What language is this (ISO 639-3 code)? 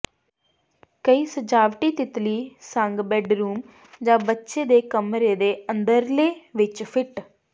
pan